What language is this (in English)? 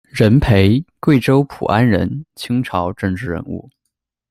Chinese